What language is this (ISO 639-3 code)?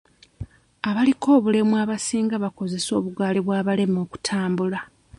lug